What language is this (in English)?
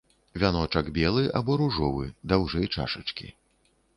Belarusian